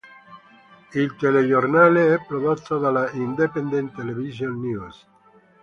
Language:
Italian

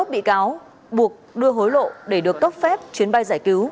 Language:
Vietnamese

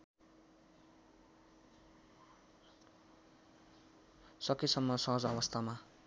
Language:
Nepali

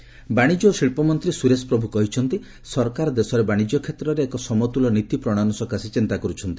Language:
Odia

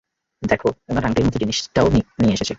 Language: Bangla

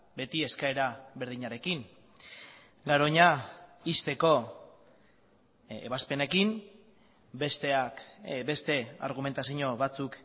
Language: Basque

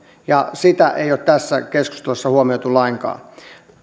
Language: Finnish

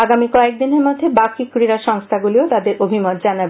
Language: Bangla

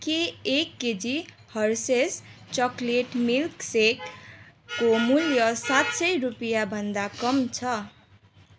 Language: Nepali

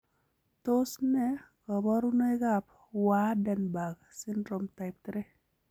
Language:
Kalenjin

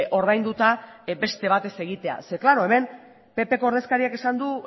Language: Basque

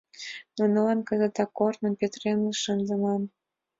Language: Mari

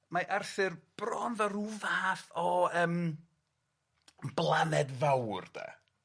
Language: Welsh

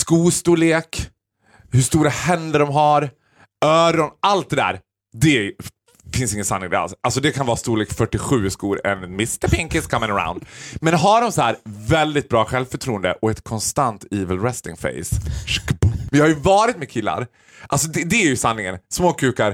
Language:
Swedish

